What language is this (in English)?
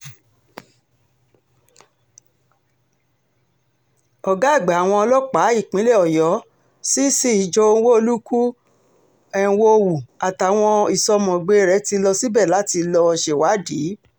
Yoruba